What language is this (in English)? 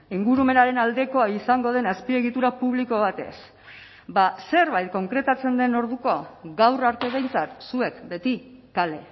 Basque